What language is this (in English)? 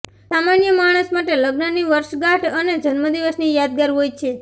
Gujarati